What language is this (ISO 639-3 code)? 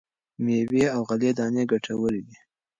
pus